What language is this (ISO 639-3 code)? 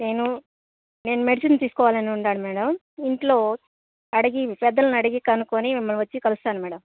tel